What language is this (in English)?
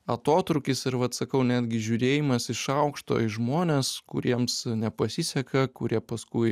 Lithuanian